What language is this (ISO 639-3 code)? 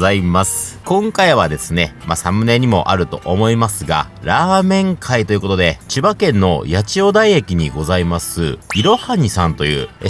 jpn